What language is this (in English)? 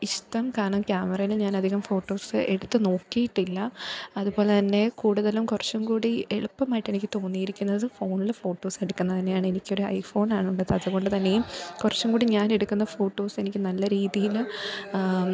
Malayalam